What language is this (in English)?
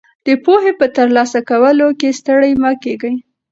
Pashto